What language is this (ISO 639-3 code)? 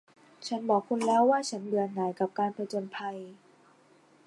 tha